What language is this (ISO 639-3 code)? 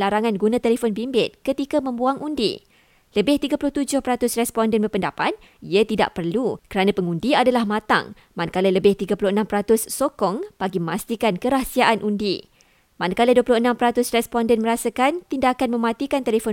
msa